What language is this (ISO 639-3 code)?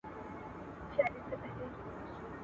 pus